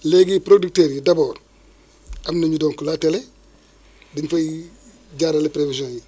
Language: Wolof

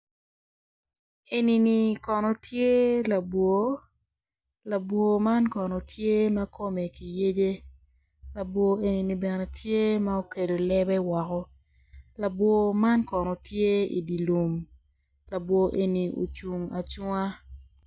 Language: Acoli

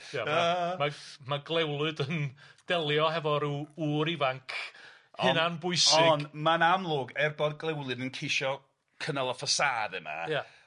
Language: Welsh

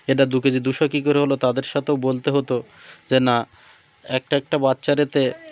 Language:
Bangla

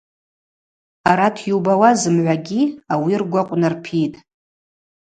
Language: Abaza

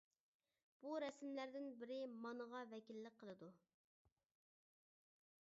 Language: Uyghur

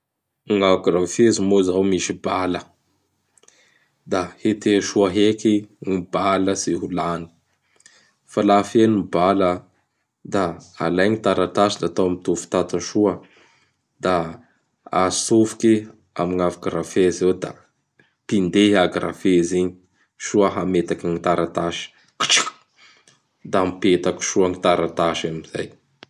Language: Bara Malagasy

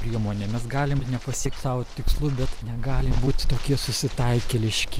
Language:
Lithuanian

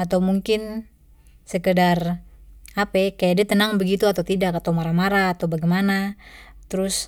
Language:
Papuan Malay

